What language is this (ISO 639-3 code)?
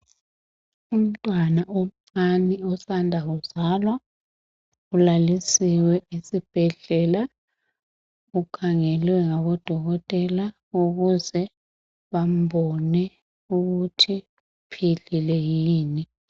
nde